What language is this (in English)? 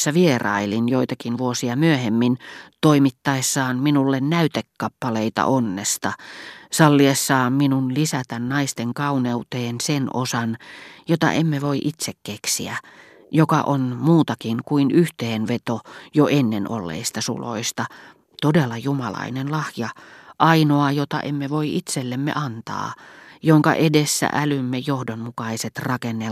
Finnish